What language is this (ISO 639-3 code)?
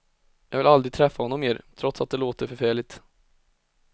swe